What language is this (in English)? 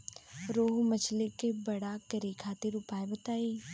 Bhojpuri